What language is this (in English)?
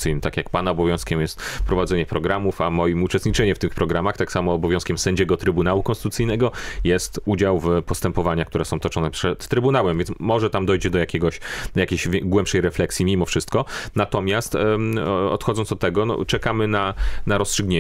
Polish